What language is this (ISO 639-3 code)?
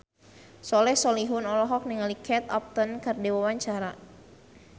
sun